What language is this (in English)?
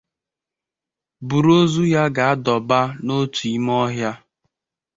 Igbo